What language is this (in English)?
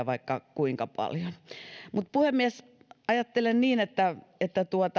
Finnish